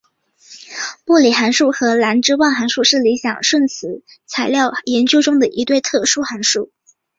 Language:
Chinese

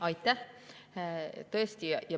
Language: Estonian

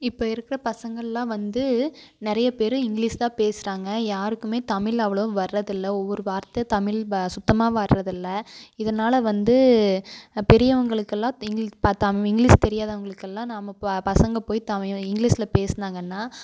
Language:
Tamil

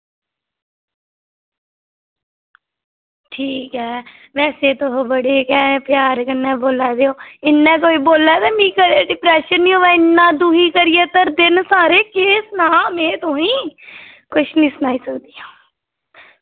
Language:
Dogri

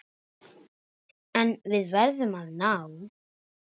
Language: Icelandic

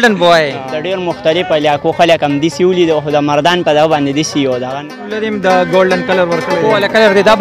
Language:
Arabic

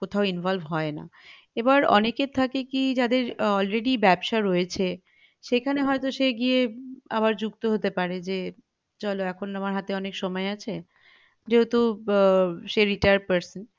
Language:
Bangla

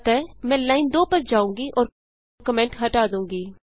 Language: Hindi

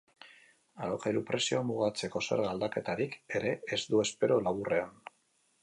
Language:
Basque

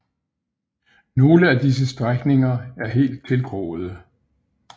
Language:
Danish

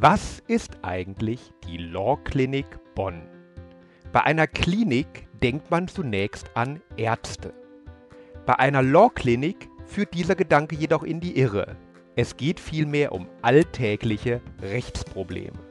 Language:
German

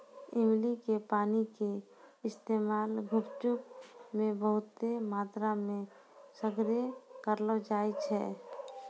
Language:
Maithili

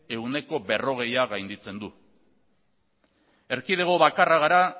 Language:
Basque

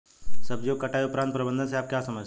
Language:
Hindi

